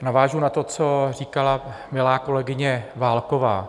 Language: Czech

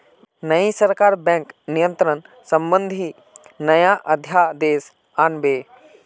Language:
Magahi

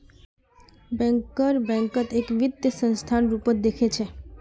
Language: Magahi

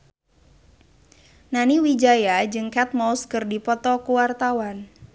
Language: Sundanese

